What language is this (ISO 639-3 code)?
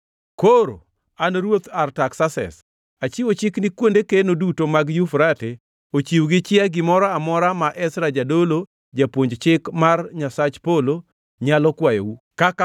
luo